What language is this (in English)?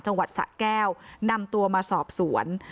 Thai